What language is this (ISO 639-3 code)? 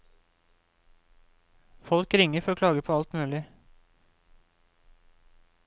nor